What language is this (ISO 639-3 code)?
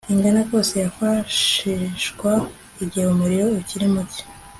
kin